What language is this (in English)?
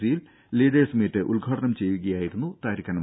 Malayalam